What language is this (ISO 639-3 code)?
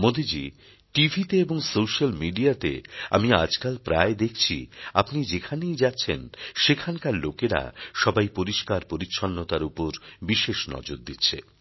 ben